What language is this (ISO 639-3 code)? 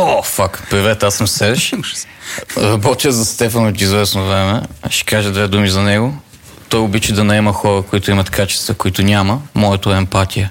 bul